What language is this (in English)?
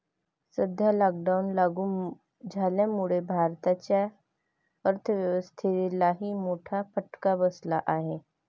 Marathi